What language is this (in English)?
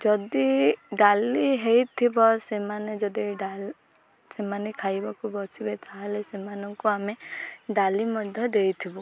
Odia